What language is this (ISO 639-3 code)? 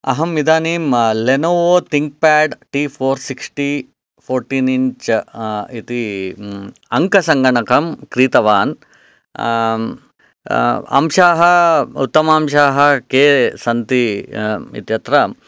san